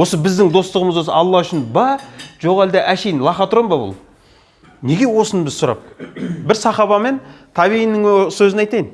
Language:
Kazakh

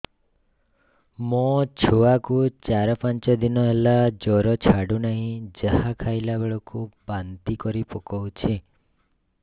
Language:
Odia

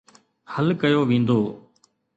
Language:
Sindhi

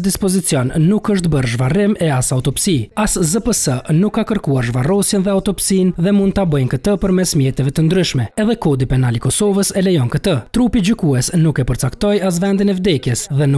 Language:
Romanian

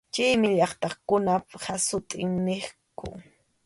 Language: Arequipa-La Unión Quechua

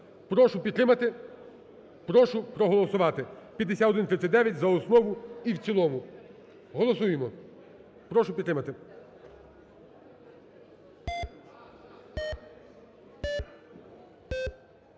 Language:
Ukrainian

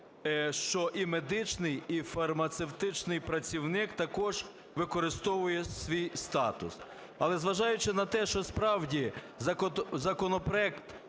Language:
Ukrainian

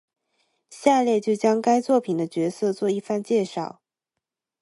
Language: Chinese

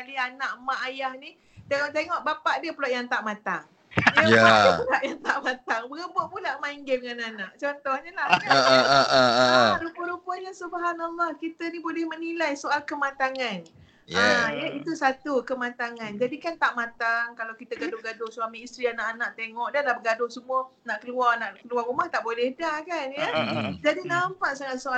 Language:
Malay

